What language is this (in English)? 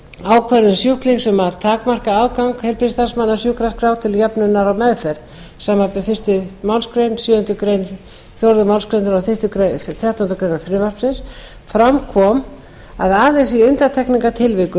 Icelandic